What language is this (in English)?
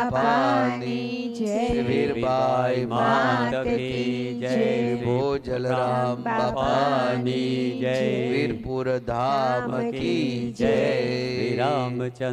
Hindi